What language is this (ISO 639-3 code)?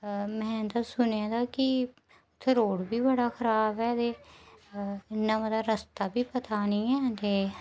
doi